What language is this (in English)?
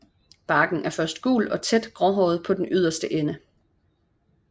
Danish